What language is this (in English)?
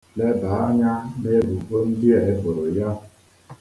Igbo